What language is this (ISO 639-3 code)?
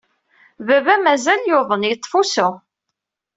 kab